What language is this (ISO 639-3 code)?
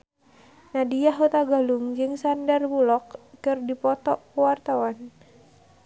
sun